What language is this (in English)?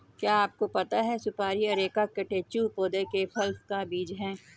Hindi